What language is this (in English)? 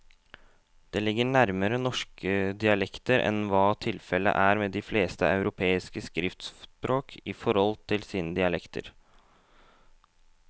Norwegian